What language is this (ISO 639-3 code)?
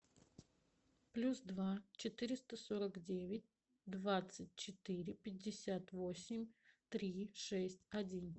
rus